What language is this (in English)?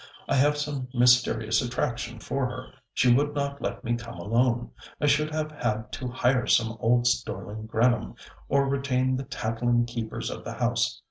English